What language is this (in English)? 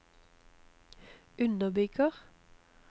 Norwegian